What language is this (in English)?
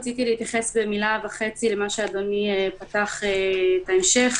Hebrew